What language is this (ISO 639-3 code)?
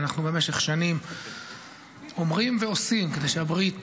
heb